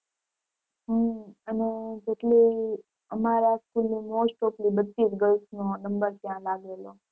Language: Gujarati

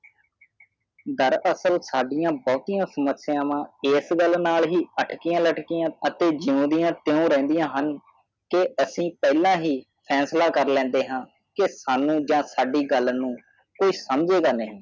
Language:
Punjabi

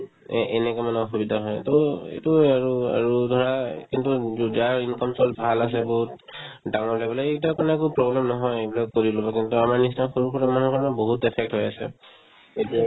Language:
Assamese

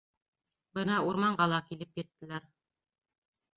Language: Bashkir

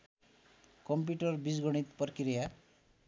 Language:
Nepali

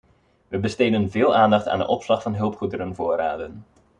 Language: Dutch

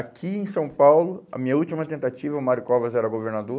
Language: Portuguese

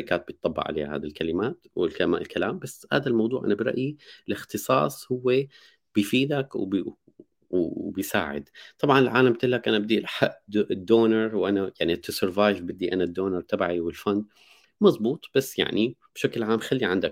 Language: Arabic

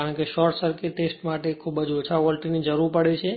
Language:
Gujarati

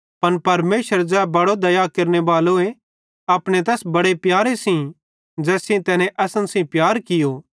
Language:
Bhadrawahi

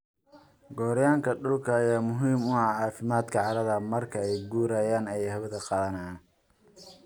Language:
Somali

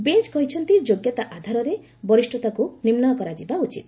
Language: Odia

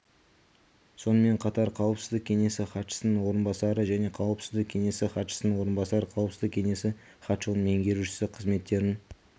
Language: Kazakh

